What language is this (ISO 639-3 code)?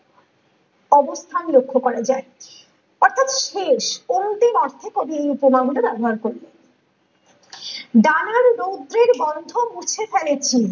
ben